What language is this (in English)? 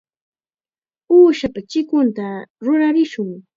Chiquián Ancash Quechua